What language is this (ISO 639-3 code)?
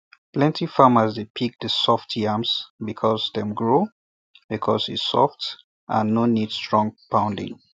pcm